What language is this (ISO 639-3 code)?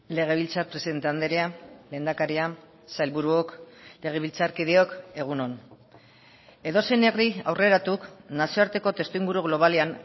eus